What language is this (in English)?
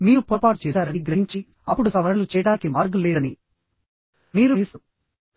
Telugu